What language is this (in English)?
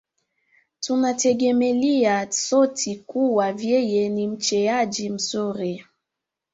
Swahili